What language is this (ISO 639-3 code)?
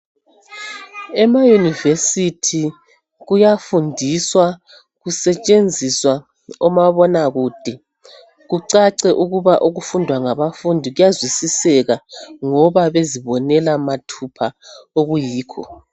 nde